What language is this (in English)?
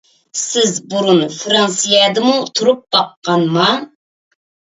Uyghur